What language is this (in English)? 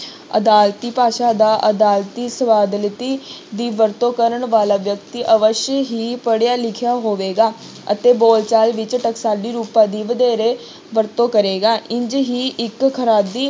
Punjabi